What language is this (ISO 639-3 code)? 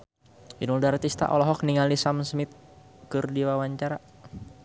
sun